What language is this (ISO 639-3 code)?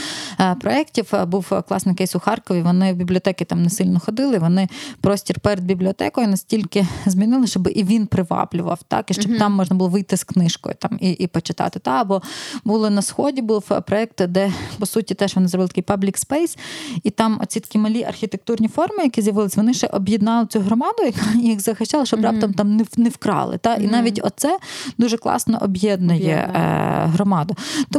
ukr